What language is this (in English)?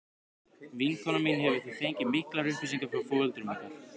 Icelandic